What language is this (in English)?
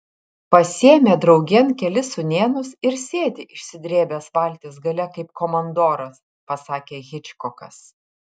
Lithuanian